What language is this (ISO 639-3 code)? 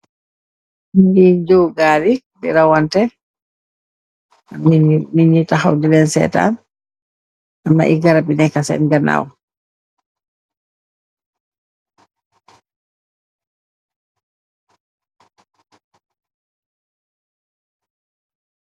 wol